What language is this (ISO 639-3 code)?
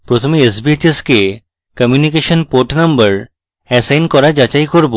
ben